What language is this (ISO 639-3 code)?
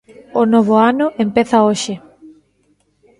glg